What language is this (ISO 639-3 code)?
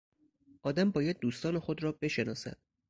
fas